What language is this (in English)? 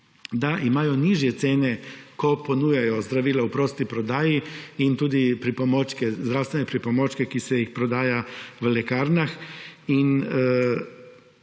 Slovenian